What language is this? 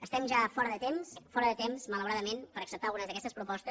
Catalan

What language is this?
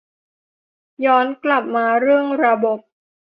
Thai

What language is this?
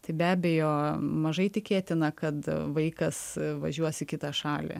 Lithuanian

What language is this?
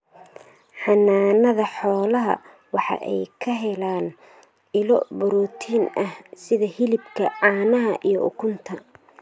Somali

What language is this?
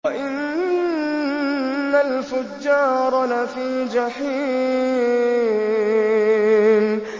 Arabic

